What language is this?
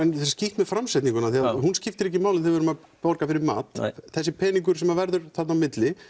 Icelandic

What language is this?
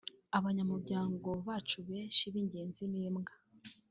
Kinyarwanda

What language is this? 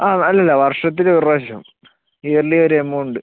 Malayalam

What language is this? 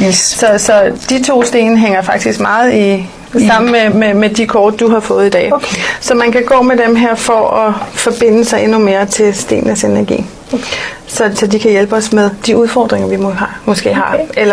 Danish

